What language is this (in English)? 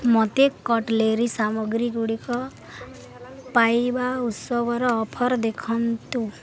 Odia